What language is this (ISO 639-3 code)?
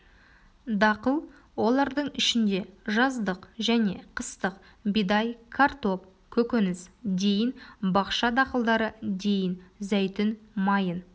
kaz